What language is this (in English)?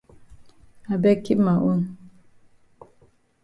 Cameroon Pidgin